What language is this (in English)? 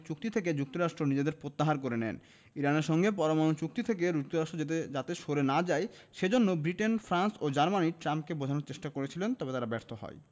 Bangla